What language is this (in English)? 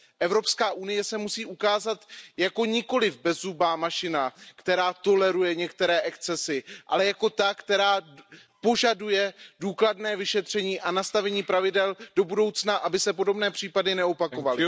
Czech